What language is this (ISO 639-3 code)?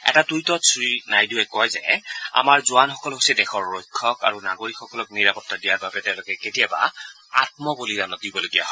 asm